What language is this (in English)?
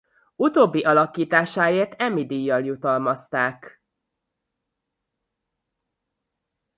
Hungarian